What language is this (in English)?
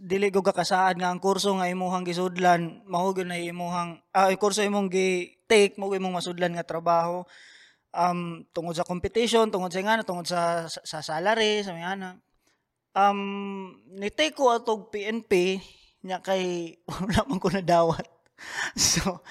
Filipino